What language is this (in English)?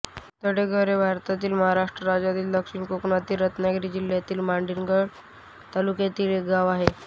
Marathi